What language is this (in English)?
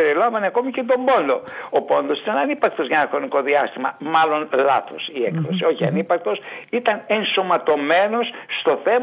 Greek